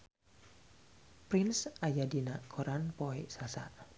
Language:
Sundanese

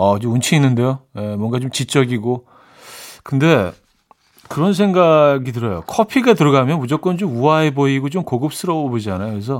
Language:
Korean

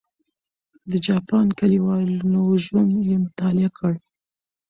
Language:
Pashto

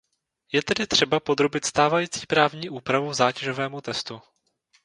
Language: Czech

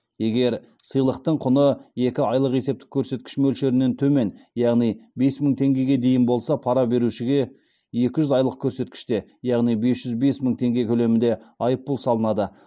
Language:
Kazakh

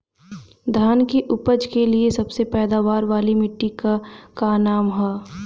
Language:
Bhojpuri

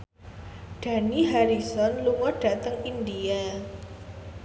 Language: Javanese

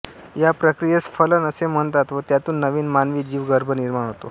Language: Marathi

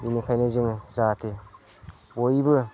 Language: Bodo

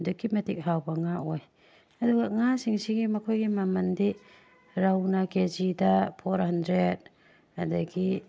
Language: Manipuri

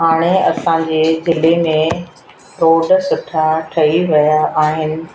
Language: Sindhi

